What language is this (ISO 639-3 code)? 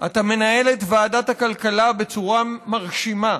heb